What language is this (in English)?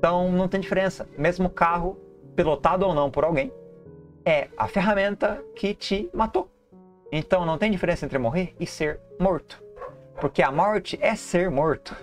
Portuguese